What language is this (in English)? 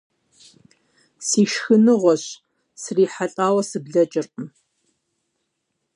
Kabardian